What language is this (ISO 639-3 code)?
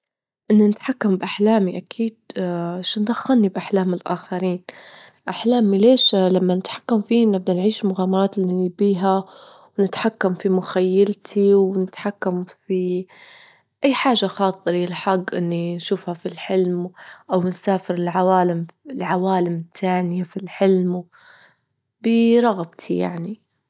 ayl